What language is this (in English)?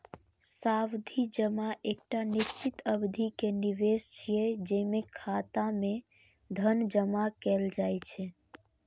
Maithili